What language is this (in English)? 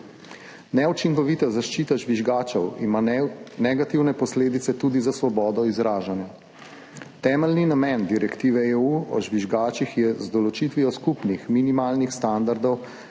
Slovenian